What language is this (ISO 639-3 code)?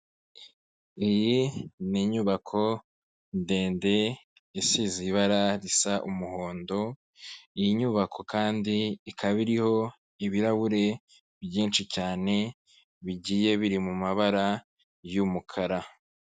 kin